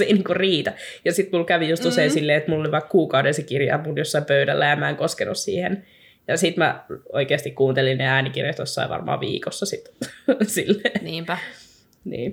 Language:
Finnish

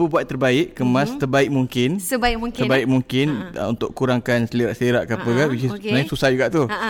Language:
Malay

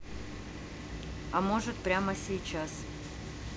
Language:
Russian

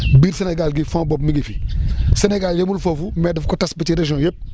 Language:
Wolof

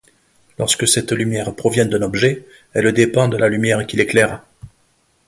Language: French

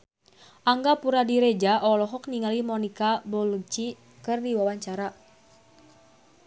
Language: Sundanese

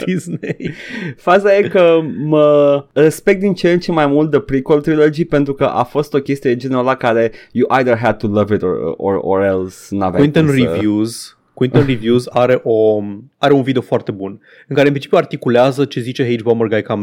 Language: Romanian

